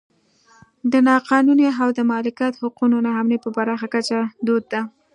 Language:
Pashto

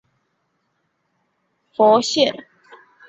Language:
Chinese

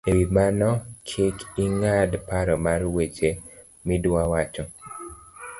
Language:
Luo (Kenya and Tanzania)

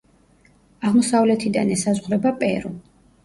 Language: Georgian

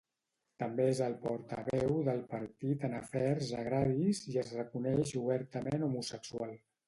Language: Catalan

